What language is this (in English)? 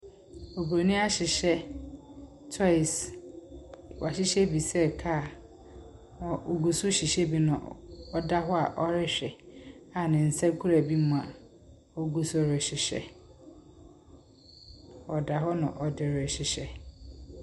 Akan